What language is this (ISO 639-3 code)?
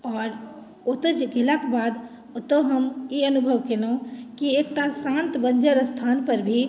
mai